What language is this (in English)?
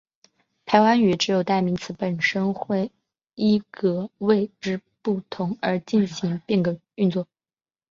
Chinese